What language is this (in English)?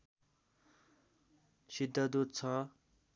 Nepali